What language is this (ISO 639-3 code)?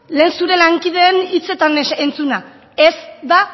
eus